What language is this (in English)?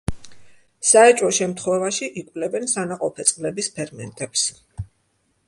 Georgian